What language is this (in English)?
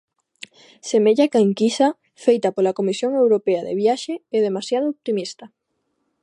Galician